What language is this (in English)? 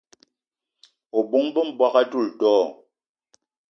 Eton (Cameroon)